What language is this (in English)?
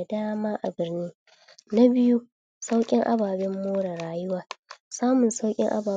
Hausa